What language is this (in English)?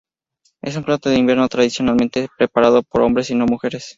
Spanish